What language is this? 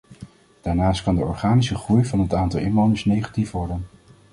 Dutch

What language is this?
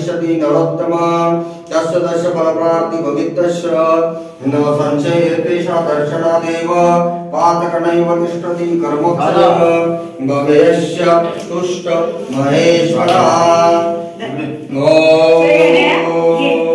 Arabic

